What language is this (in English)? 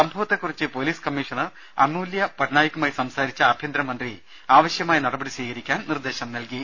Malayalam